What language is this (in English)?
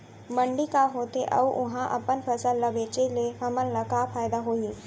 Chhattisgarhi